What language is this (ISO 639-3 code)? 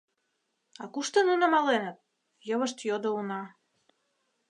chm